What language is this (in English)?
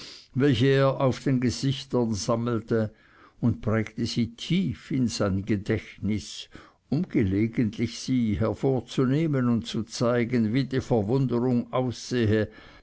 German